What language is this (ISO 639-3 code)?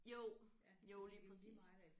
dan